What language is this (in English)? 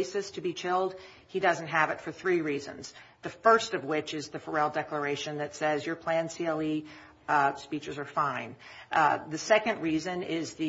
English